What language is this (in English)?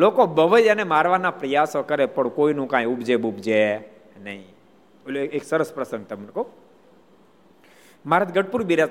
Gujarati